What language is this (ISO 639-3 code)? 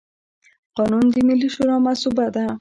pus